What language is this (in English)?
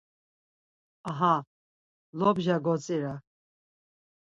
Laz